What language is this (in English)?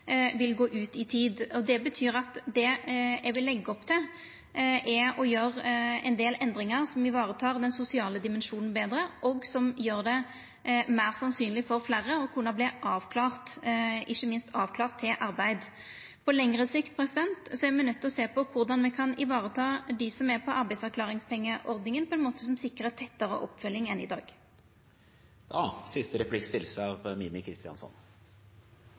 Norwegian Nynorsk